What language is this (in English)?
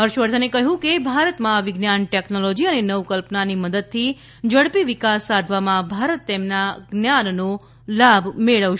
Gujarati